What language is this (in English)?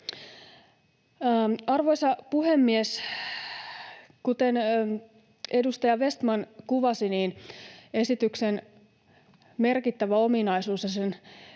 Finnish